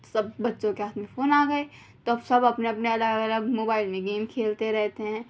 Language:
Urdu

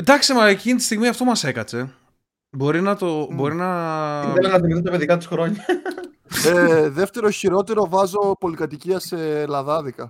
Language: Greek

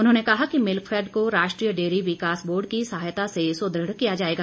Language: Hindi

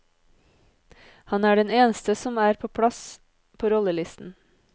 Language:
Norwegian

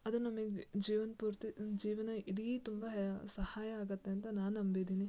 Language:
Kannada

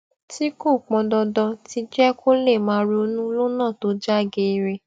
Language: Yoruba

